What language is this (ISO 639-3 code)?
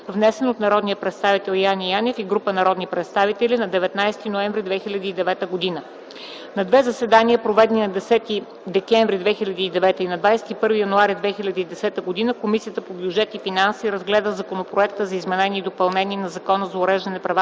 bul